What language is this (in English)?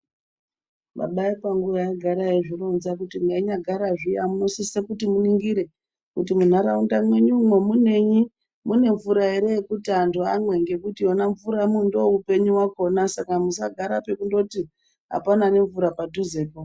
Ndau